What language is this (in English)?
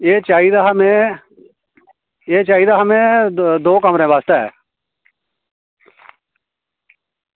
Dogri